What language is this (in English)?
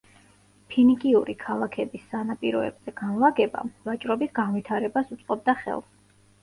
Georgian